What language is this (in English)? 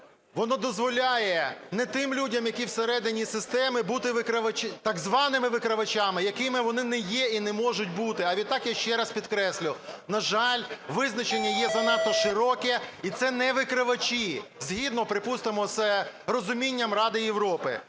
Ukrainian